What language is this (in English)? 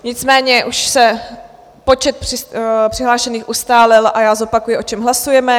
Czech